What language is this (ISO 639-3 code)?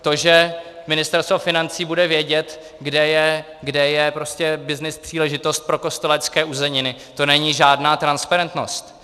ces